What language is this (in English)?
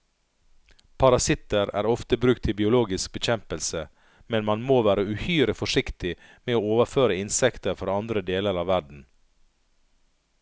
Norwegian